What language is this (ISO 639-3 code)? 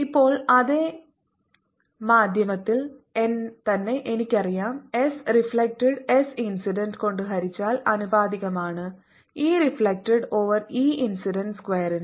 mal